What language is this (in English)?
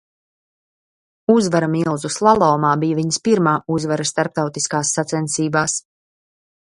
Latvian